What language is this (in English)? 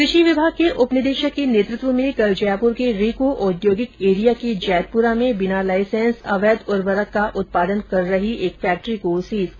Hindi